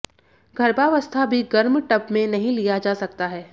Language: Hindi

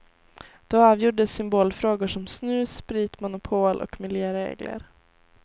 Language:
Swedish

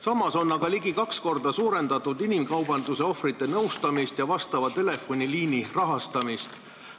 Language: Estonian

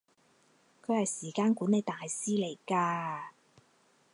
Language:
Cantonese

